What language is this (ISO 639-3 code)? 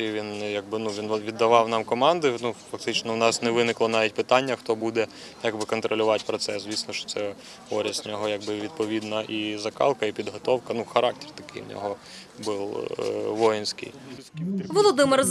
ukr